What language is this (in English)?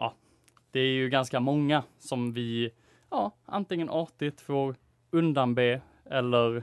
Swedish